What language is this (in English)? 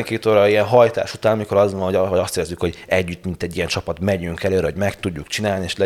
Hungarian